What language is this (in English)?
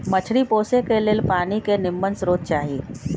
Magahi